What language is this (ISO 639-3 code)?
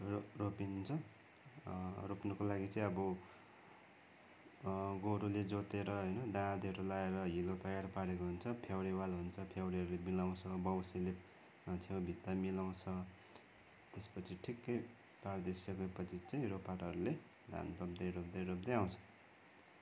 nep